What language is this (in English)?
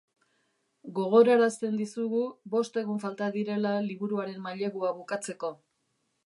Basque